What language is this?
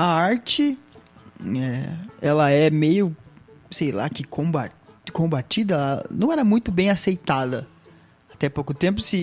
Portuguese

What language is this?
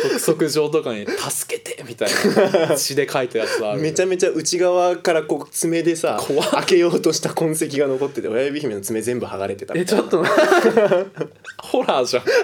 Japanese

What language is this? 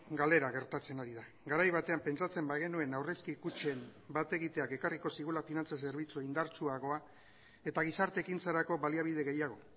Basque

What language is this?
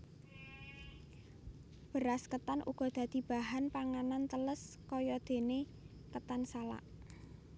Javanese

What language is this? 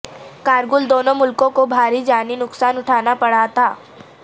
Urdu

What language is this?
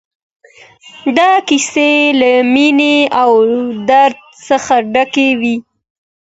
Pashto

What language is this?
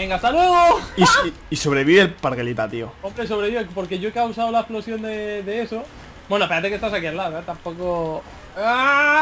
Spanish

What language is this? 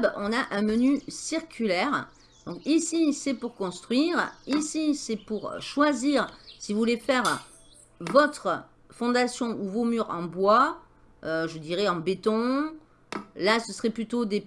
French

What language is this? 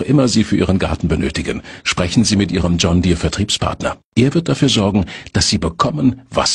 German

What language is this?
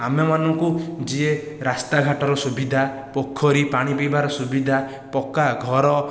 Odia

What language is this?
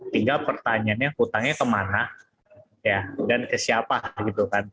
Indonesian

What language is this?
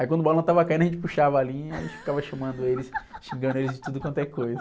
Portuguese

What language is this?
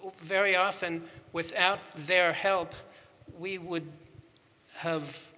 English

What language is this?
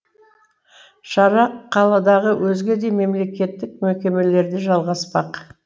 Kazakh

